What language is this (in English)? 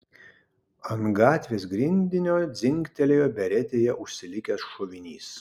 Lithuanian